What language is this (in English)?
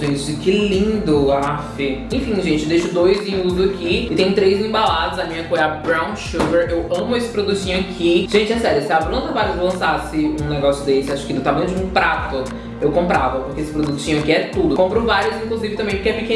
Portuguese